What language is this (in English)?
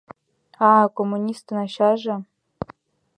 Mari